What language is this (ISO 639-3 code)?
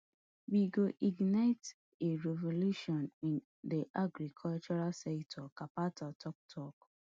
pcm